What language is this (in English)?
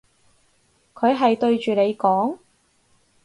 Cantonese